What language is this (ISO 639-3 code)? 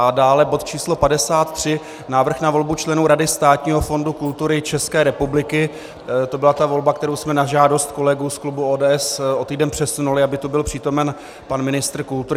ces